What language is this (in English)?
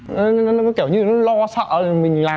Vietnamese